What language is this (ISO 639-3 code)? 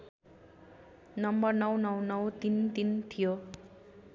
nep